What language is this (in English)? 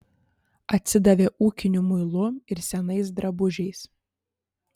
Lithuanian